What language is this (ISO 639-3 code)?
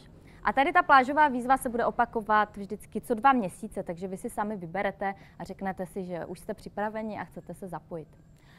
ces